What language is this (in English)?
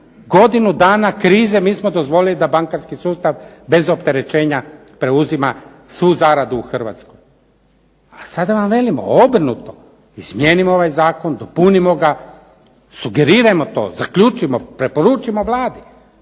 Croatian